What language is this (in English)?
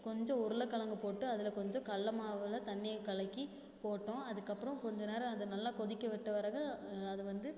Tamil